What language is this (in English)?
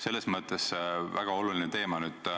Estonian